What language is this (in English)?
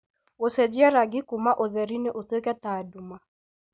Kikuyu